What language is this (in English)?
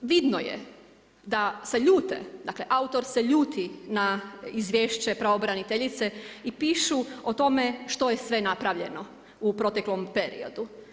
Croatian